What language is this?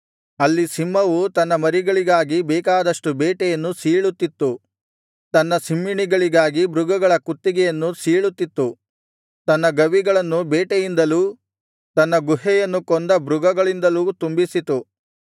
Kannada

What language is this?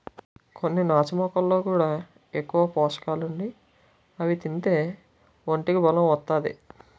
Telugu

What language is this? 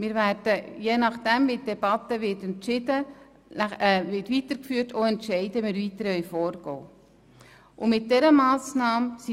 Swiss German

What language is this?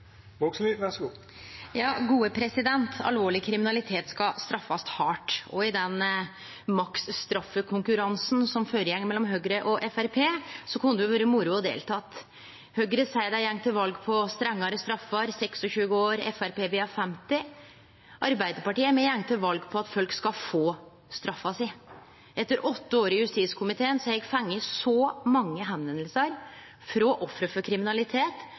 Norwegian Nynorsk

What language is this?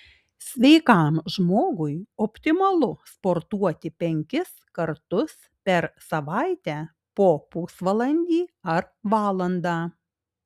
Lithuanian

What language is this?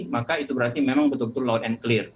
Indonesian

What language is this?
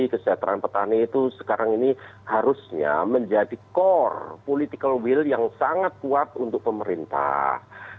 Indonesian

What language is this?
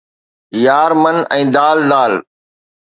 Sindhi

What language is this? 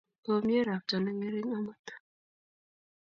Kalenjin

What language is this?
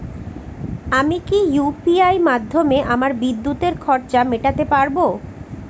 Bangla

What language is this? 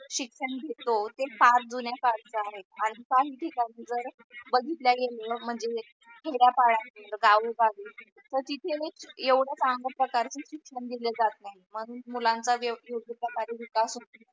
Marathi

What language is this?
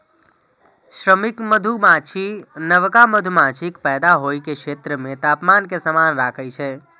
Maithili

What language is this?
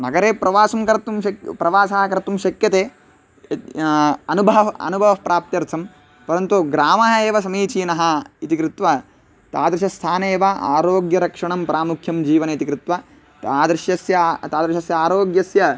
Sanskrit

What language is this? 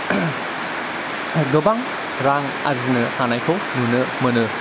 Bodo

